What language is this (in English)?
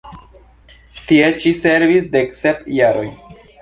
Esperanto